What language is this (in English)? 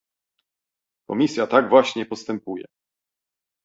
Polish